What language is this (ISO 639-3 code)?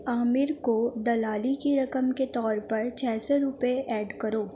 urd